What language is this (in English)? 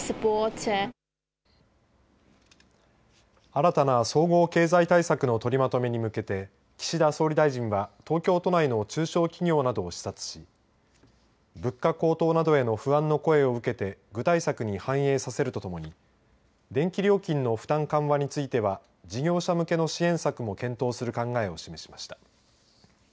Japanese